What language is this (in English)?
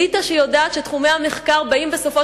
Hebrew